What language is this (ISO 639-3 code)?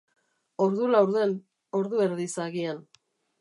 eus